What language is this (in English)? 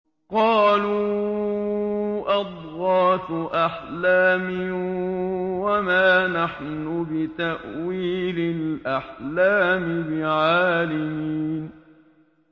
Arabic